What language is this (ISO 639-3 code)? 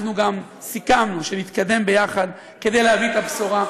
heb